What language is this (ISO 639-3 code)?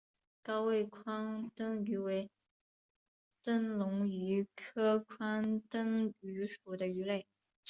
zho